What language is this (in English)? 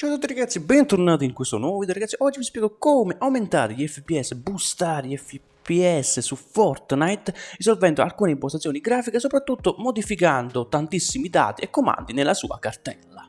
Italian